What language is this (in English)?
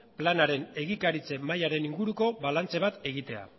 Basque